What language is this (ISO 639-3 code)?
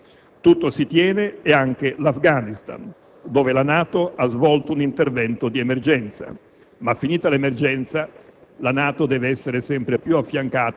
ita